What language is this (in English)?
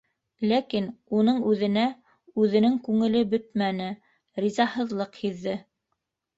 Bashkir